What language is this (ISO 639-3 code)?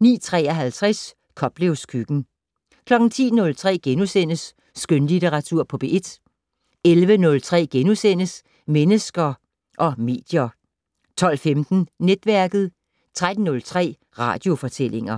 dan